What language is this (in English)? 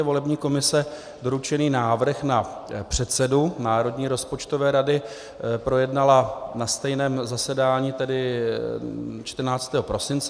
Czech